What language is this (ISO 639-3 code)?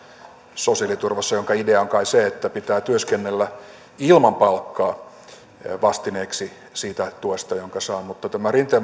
fin